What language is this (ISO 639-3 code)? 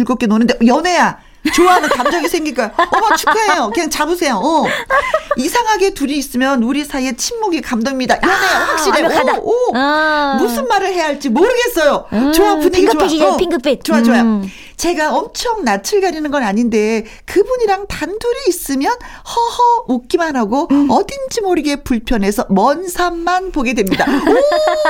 kor